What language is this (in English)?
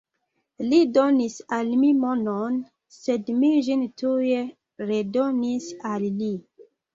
Esperanto